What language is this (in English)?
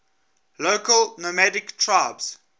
English